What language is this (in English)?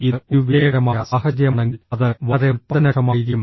Malayalam